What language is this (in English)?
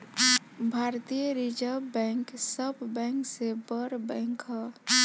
Bhojpuri